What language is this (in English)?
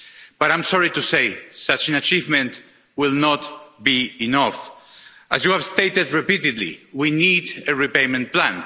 English